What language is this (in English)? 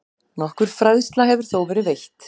Icelandic